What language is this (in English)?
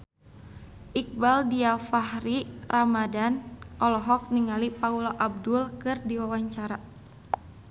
Sundanese